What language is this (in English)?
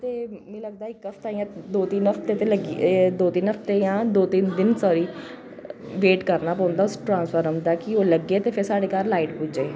Dogri